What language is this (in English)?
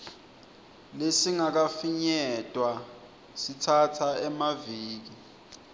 Swati